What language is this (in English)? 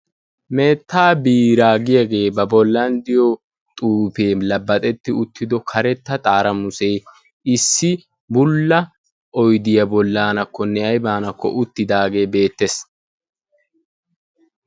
Wolaytta